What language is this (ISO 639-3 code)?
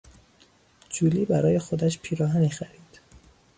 fas